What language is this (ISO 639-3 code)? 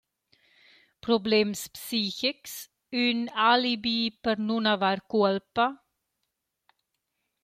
roh